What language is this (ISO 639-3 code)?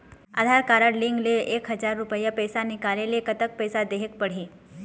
hne